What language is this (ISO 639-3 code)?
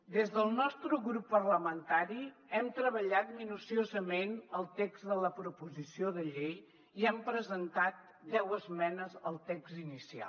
cat